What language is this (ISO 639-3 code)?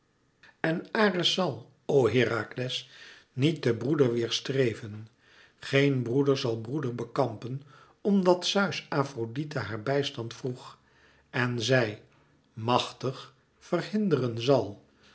nld